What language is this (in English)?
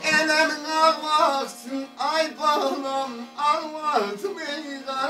Turkish